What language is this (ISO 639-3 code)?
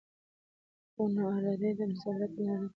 pus